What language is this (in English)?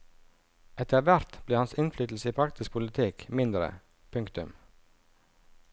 Norwegian